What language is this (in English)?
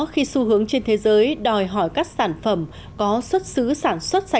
Vietnamese